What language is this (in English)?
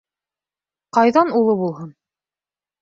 Bashkir